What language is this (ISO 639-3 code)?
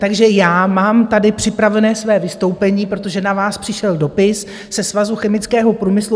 ces